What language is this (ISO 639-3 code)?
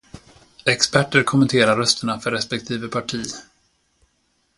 swe